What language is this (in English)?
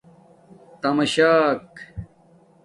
Domaaki